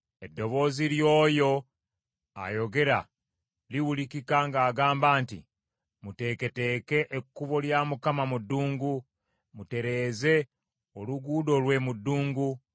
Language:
Ganda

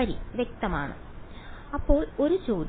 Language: Malayalam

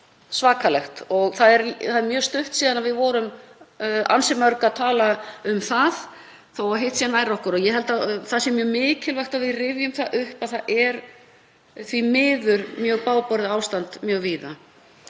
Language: Icelandic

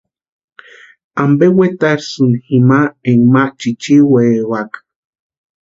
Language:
Western Highland Purepecha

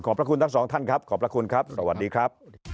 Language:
Thai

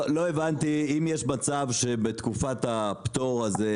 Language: Hebrew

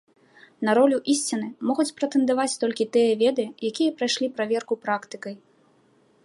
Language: Belarusian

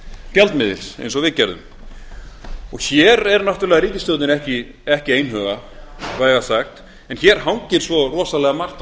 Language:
Icelandic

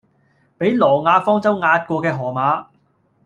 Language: Cantonese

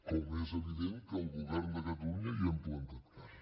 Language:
Catalan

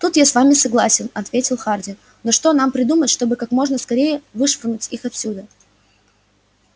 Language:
Russian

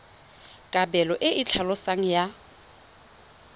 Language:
Tswana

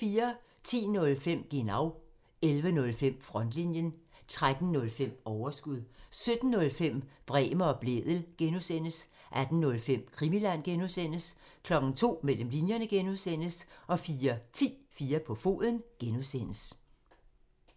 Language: Danish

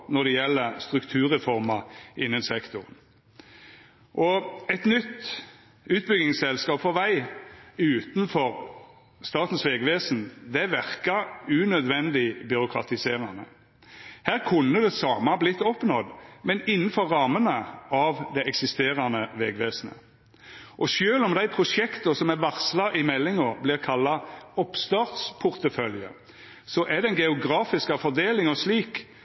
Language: Norwegian Nynorsk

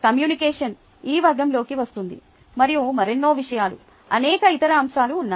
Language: Telugu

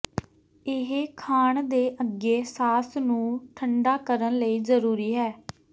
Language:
Punjabi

